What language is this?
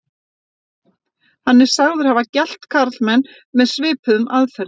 Icelandic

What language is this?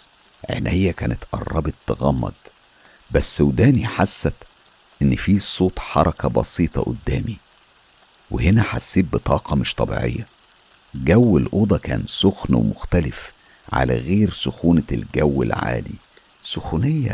Arabic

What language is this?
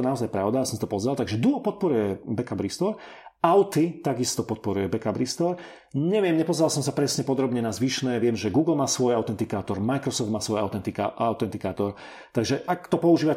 Slovak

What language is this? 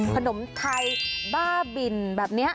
Thai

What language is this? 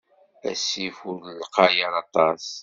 Kabyle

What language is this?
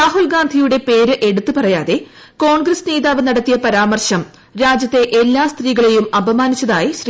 Malayalam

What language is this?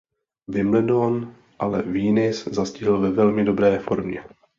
Czech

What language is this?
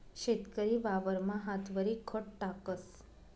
Marathi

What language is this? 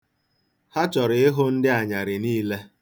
Igbo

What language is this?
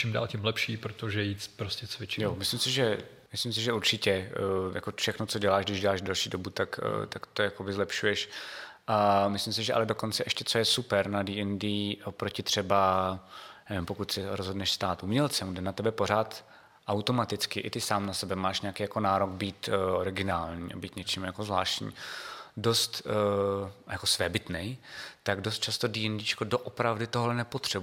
Czech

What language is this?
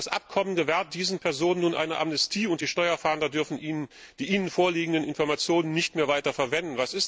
German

